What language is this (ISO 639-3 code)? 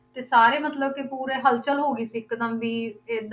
pan